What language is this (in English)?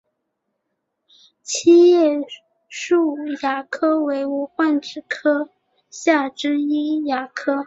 Chinese